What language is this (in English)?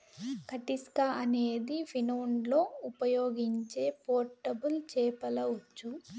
Telugu